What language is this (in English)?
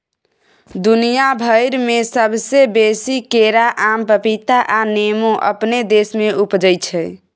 Maithili